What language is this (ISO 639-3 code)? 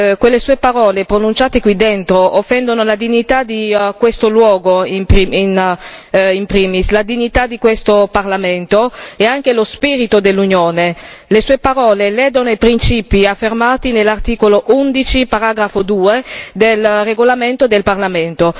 ita